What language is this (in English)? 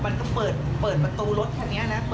Thai